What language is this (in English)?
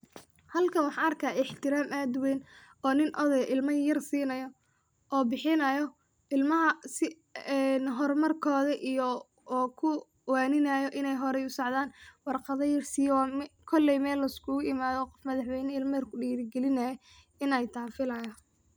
Somali